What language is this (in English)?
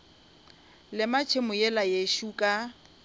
Northern Sotho